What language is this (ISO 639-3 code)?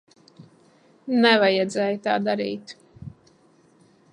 lav